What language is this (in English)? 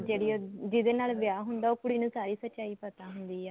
Punjabi